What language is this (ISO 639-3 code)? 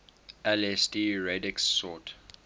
eng